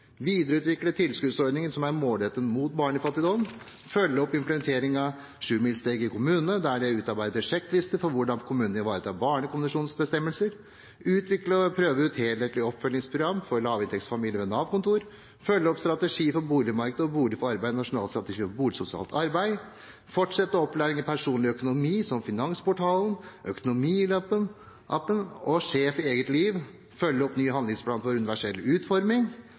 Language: Norwegian Bokmål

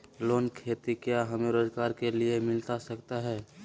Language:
Magahi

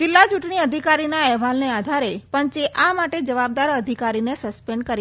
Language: Gujarati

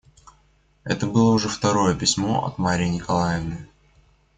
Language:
Russian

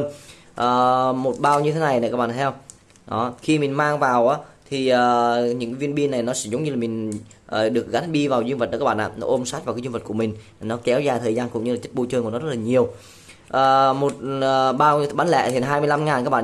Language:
Vietnamese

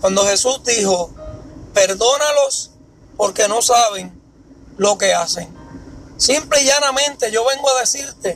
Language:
Spanish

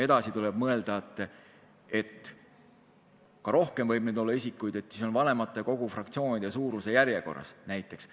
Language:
Estonian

